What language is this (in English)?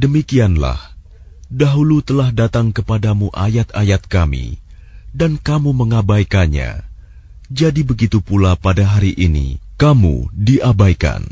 Arabic